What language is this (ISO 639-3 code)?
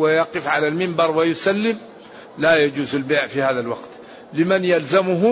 ara